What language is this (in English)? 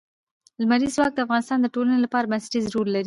Pashto